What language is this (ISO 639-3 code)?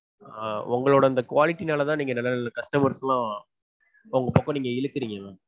tam